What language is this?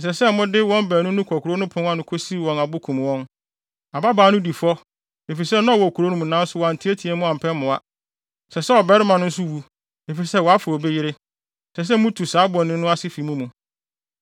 Akan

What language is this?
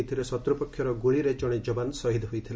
Odia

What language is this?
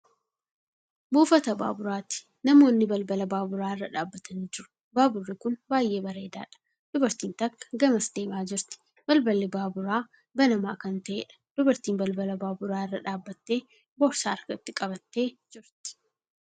Oromo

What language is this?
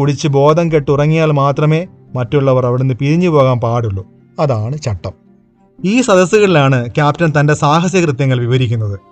Malayalam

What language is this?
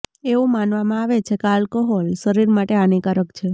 Gujarati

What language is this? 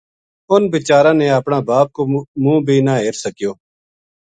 Gujari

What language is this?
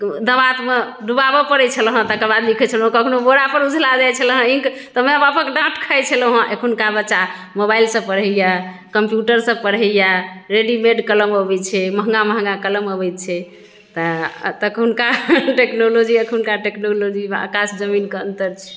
Maithili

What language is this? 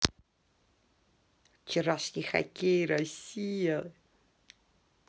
Russian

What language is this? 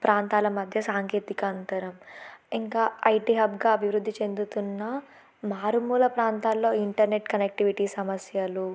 Telugu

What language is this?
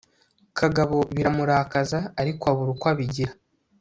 Kinyarwanda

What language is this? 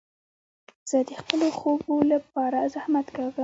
Pashto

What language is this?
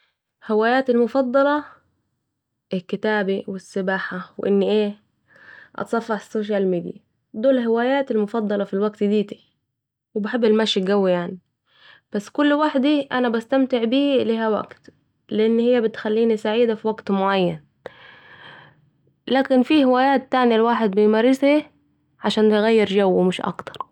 Saidi Arabic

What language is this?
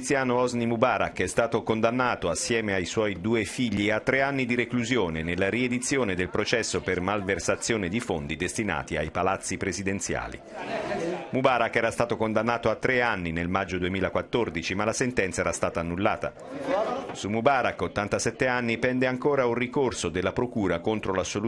Italian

